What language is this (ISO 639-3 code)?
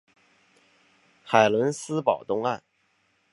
zho